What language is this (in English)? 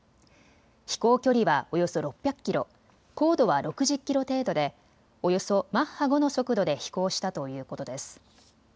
Japanese